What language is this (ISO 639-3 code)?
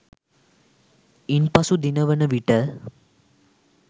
sin